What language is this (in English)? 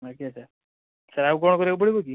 Odia